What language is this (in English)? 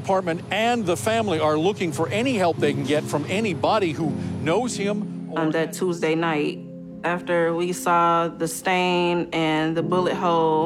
Greek